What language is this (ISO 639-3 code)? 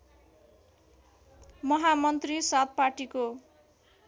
nep